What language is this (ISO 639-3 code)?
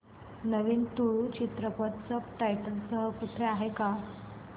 mar